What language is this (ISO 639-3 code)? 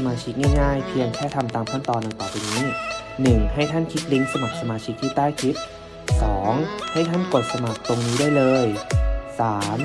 tha